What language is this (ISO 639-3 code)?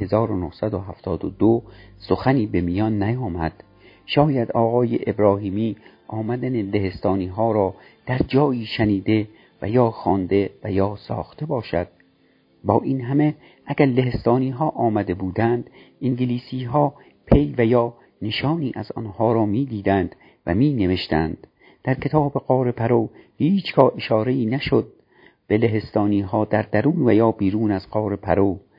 fas